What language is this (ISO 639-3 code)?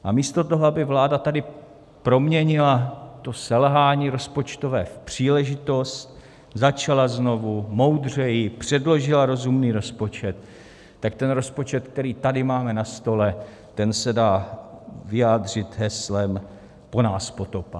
ces